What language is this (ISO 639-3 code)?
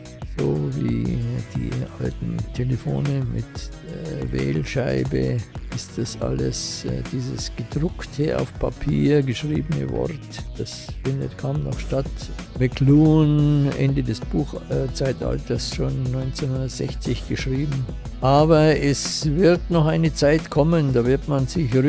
deu